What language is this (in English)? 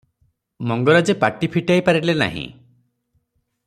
Odia